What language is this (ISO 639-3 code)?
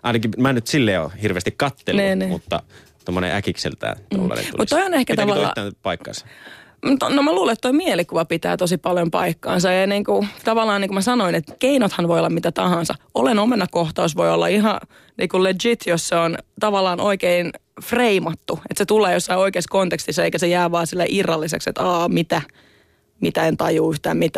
fin